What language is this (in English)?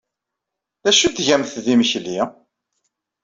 Kabyle